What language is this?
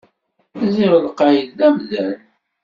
Kabyle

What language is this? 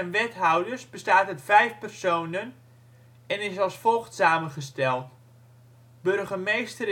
Dutch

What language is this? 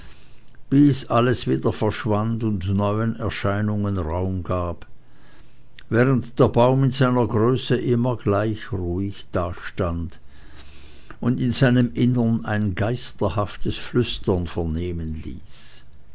German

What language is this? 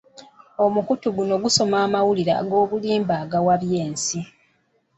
Ganda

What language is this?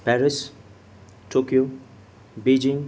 Nepali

